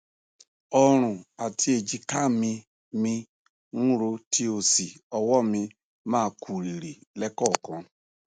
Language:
Yoruba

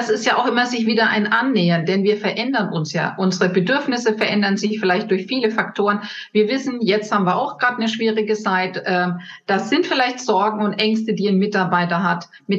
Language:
German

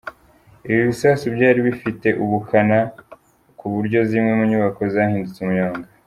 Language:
Kinyarwanda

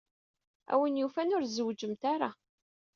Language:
Kabyle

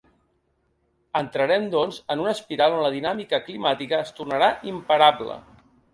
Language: Catalan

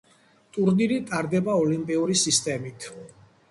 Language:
Georgian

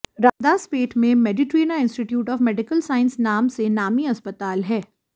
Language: Hindi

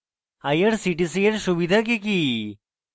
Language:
Bangla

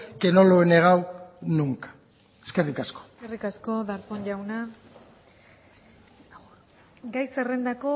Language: Basque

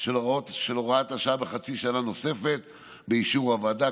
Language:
Hebrew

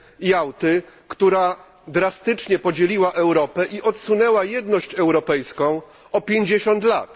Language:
Polish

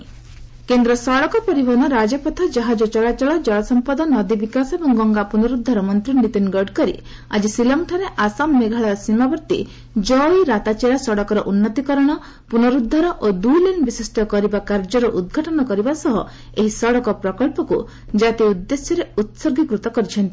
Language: Odia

